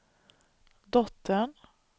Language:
Swedish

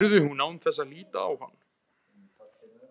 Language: Icelandic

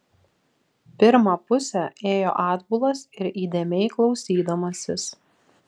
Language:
Lithuanian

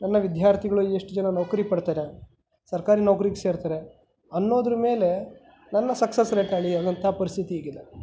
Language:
Kannada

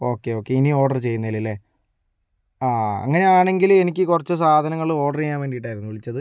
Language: Malayalam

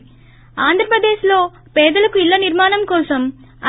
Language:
Telugu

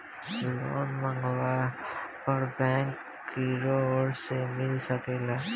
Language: Bhojpuri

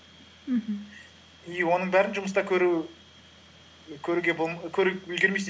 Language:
Kazakh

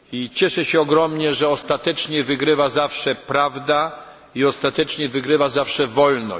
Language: Polish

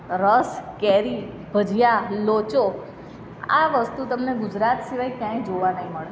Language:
Gujarati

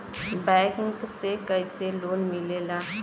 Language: Bhojpuri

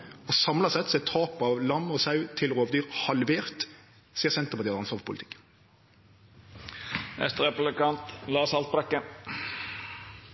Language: Norwegian Nynorsk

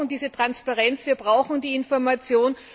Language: German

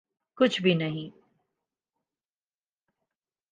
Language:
Urdu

